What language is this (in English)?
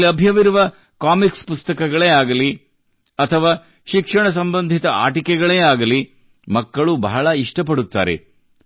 Kannada